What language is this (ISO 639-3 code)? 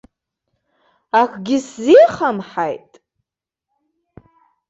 abk